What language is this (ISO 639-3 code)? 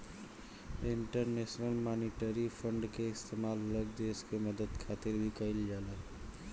bho